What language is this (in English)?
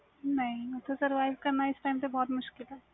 Punjabi